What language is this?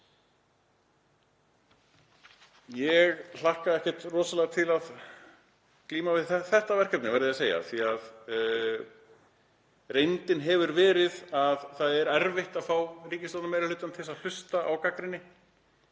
Icelandic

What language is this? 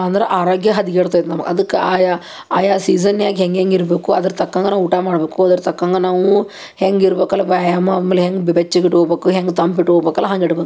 Kannada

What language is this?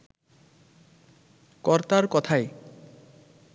Bangla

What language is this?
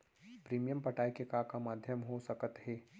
Chhattisgarhi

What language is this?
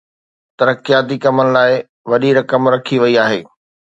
Sindhi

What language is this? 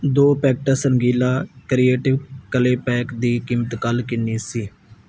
Punjabi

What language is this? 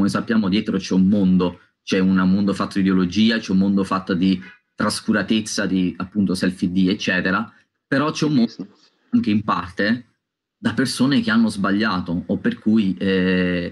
Italian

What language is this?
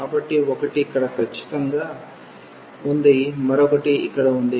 Telugu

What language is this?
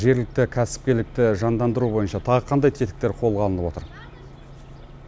Kazakh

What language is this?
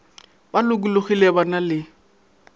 Northern Sotho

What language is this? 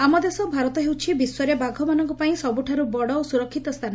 Odia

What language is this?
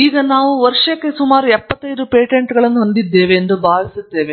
Kannada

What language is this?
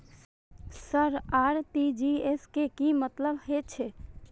Maithili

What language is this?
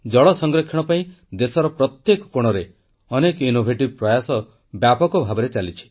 Odia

